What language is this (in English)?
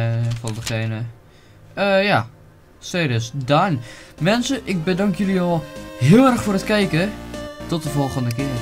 Dutch